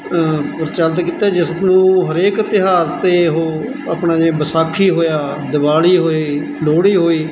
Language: Punjabi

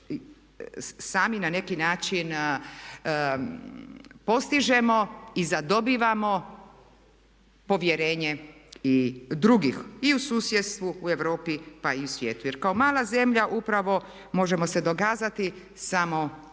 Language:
Croatian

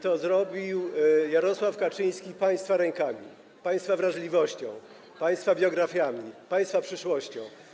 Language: Polish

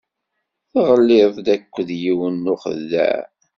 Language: Kabyle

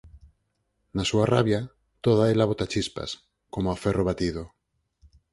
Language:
Galician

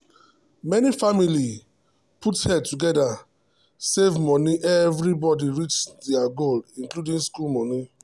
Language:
Nigerian Pidgin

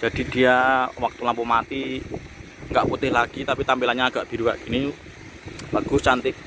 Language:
Indonesian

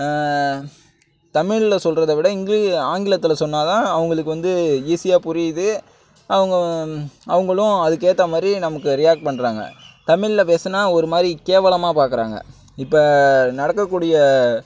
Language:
Tamil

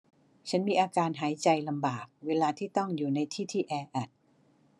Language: Thai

